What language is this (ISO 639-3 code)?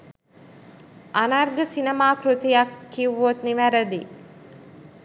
sin